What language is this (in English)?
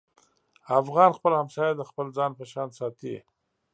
Pashto